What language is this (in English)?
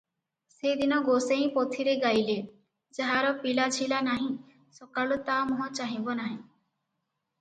Odia